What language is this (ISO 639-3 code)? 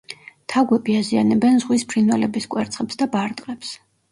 kat